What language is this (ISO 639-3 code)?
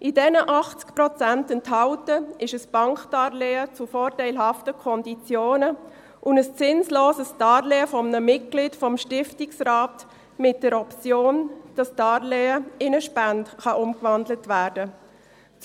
gsw